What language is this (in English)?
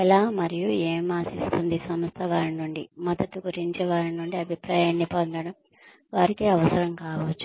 Telugu